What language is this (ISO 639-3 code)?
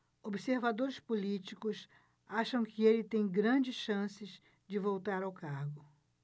por